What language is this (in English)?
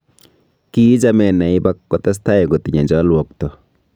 Kalenjin